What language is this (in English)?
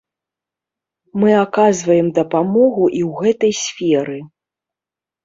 Belarusian